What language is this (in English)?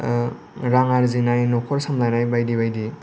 Bodo